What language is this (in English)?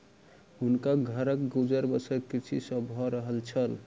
Maithili